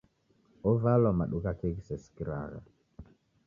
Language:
Taita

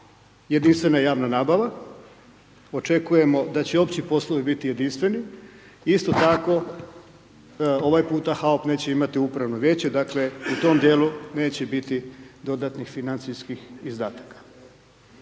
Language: Croatian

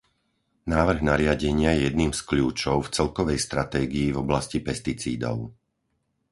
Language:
Slovak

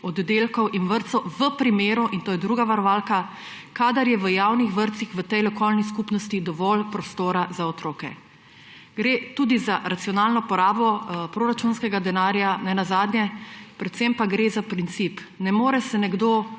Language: Slovenian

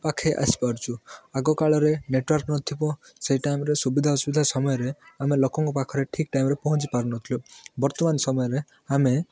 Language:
Odia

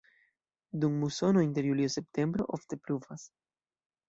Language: Esperanto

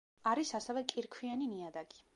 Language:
Georgian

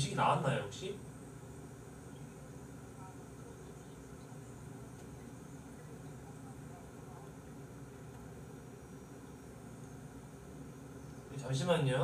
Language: Korean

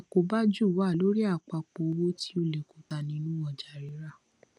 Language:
Yoruba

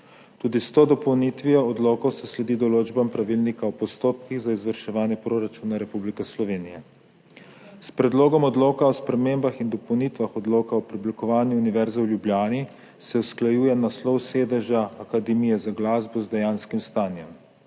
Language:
Slovenian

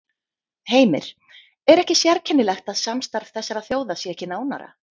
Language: Icelandic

